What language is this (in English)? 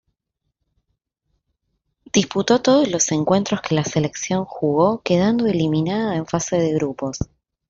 Spanish